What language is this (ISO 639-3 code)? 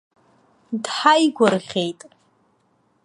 abk